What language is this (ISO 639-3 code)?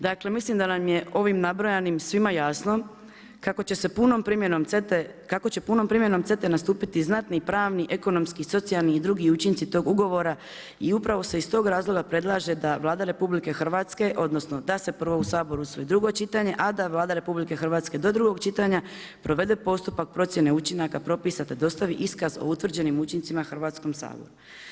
hrv